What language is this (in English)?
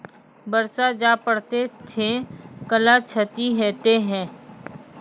Maithili